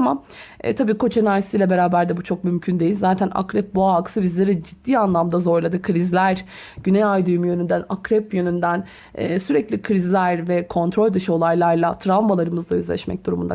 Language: Turkish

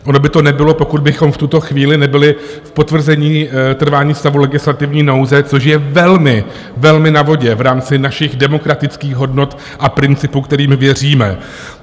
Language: Czech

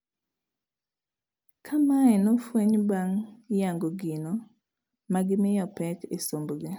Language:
Luo (Kenya and Tanzania)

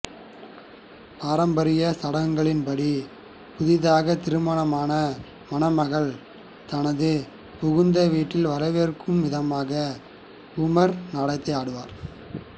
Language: Tamil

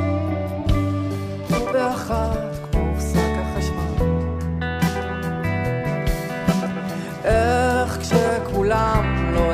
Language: Hebrew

